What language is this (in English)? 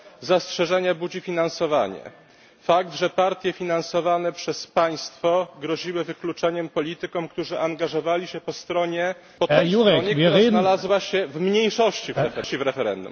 Polish